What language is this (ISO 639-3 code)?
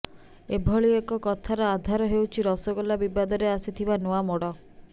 ori